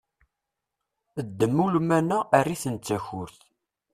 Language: Kabyle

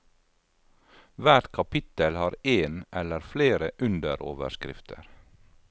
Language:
Norwegian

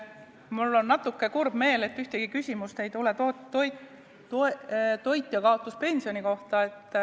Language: Estonian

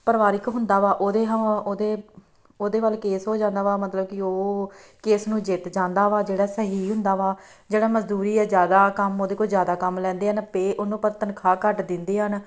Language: Punjabi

